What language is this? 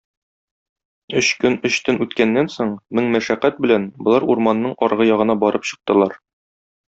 Tatar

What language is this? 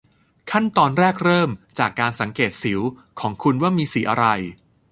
Thai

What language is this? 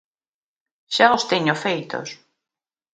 Galician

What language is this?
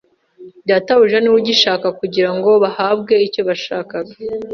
Kinyarwanda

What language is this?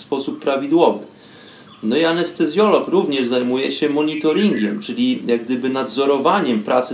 Polish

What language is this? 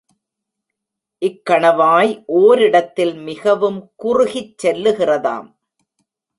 Tamil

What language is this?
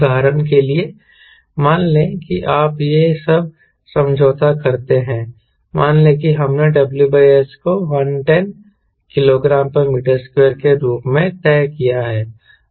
Hindi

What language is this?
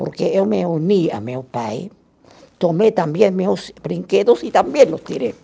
Portuguese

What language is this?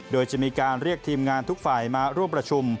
Thai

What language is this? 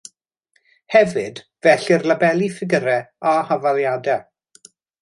Welsh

